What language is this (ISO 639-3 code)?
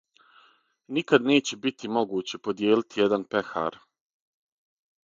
srp